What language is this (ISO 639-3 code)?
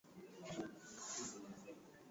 swa